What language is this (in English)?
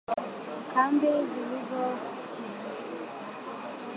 Swahili